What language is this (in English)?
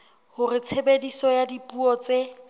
Southern Sotho